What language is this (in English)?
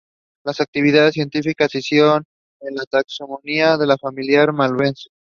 English